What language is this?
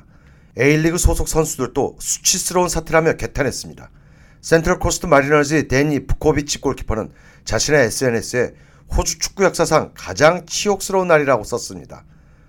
Korean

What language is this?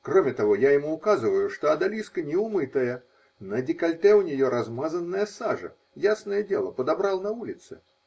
Russian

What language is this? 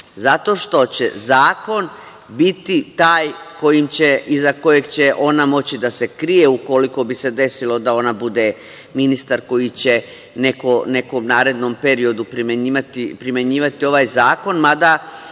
Serbian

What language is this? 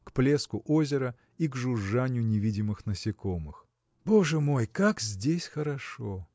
Russian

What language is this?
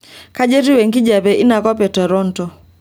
Masai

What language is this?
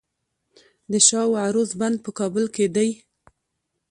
Pashto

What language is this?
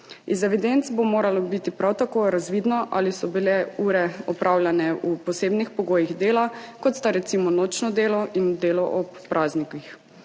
Slovenian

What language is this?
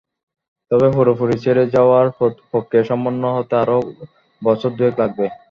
Bangla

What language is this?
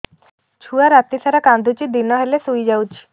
Odia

